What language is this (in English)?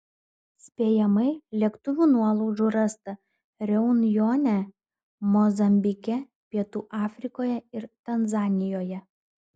Lithuanian